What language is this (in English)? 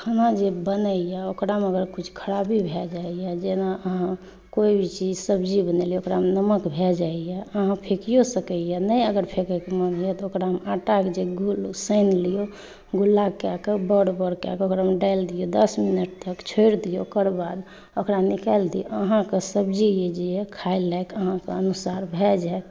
Maithili